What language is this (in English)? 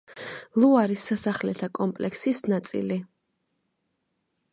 Georgian